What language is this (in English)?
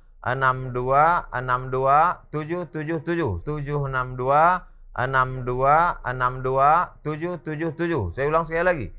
Indonesian